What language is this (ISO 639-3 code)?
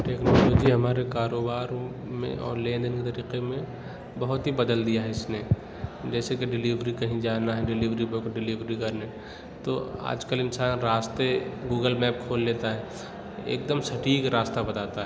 urd